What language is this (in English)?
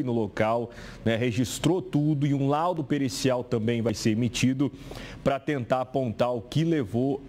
Portuguese